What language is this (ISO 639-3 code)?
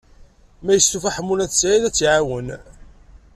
kab